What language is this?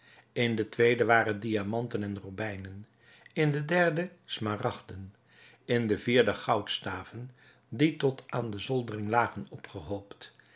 Dutch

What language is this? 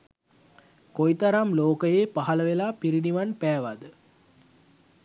Sinhala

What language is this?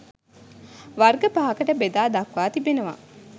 Sinhala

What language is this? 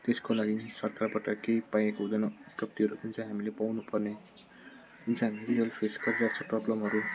Nepali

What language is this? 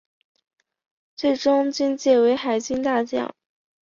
Chinese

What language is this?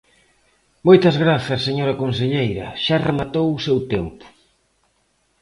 Galician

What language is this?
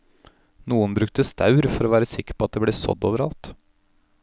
Norwegian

